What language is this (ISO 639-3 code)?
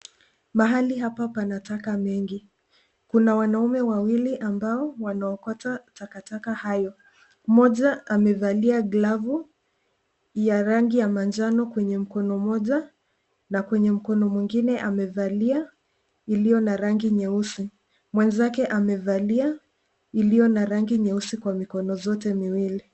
swa